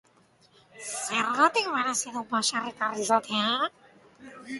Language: Basque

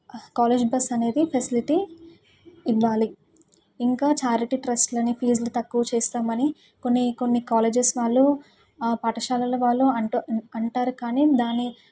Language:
Telugu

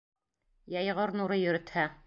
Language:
Bashkir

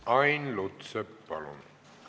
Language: Estonian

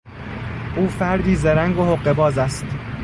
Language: Persian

